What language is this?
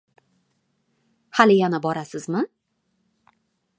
Uzbek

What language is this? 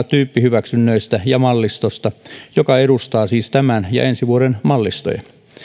Finnish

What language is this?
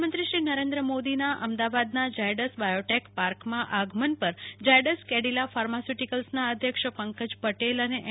Gujarati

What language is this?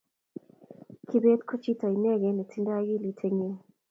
Kalenjin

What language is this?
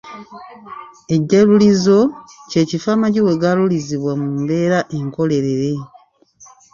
Ganda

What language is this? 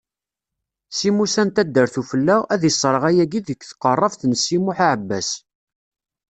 Kabyle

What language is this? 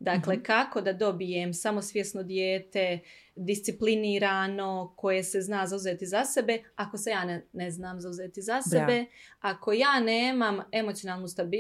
Croatian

